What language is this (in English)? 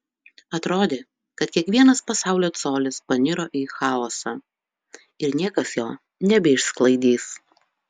Lithuanian